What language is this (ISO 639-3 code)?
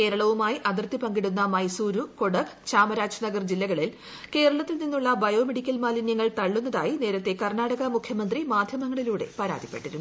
mal